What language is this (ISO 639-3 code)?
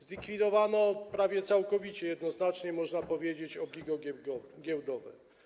pol